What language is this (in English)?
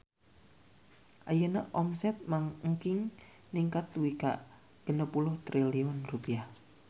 Sundanese